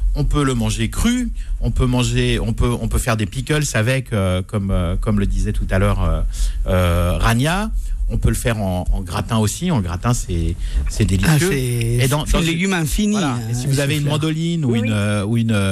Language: French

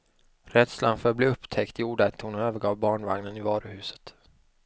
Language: Swedish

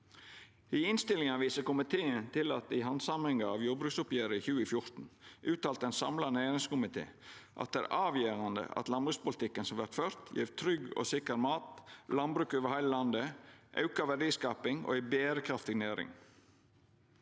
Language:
Norwegian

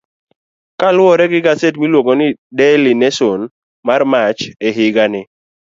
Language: Luo (Kenya and Tanzania)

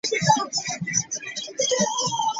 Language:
Ganda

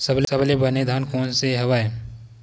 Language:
Chhattisgarhi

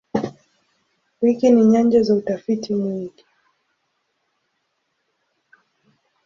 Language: Swahili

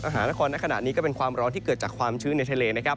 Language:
Thai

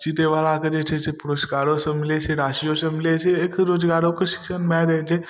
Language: Maithili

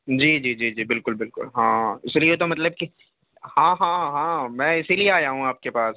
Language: Urdu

